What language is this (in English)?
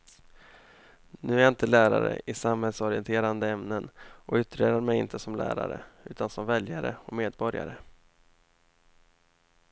Swedish